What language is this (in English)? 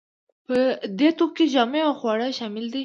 Pashto